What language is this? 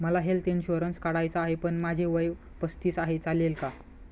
Marathi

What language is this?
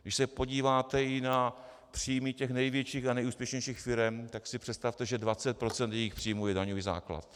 Czech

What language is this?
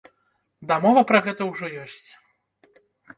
Belarusian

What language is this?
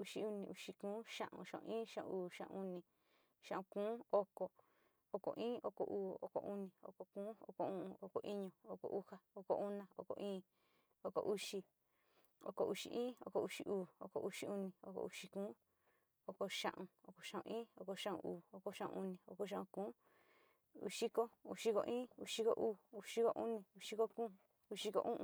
Sinicahua Mixtec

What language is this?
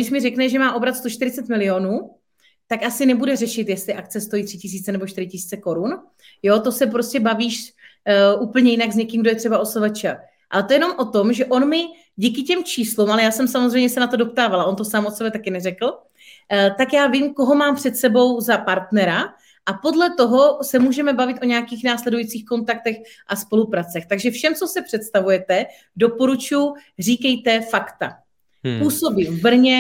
Czech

